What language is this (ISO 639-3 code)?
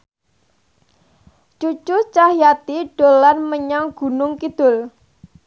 jav